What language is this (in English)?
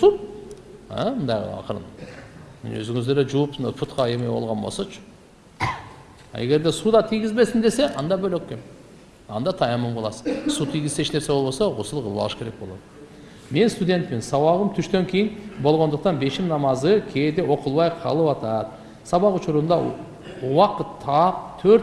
Turkish